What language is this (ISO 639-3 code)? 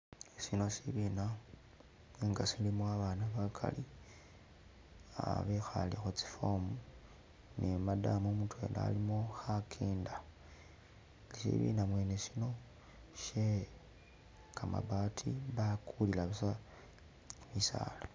myx